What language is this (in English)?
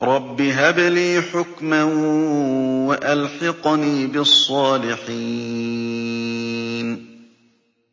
Arabic